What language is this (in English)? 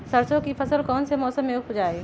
Magahi